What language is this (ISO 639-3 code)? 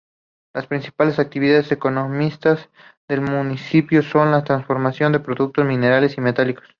spa